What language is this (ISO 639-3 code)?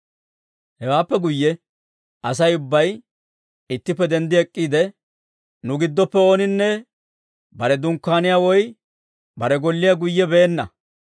dwr